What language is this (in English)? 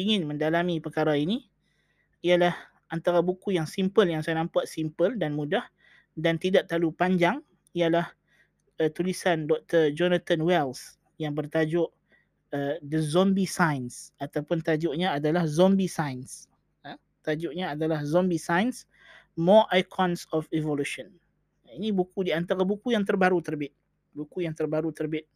Malay